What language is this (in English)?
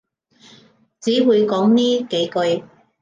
Cantonese